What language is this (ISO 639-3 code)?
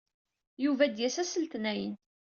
kab